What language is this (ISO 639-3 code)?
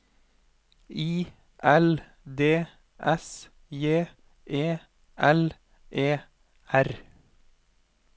nor